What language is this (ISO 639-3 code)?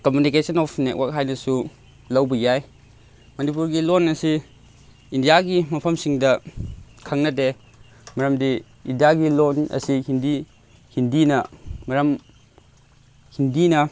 mni